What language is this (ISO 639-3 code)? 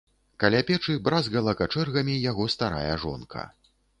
bel